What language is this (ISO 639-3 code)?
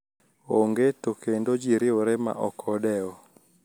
luo